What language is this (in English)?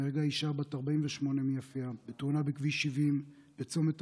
Hebrew